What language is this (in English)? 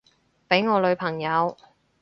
Cantonese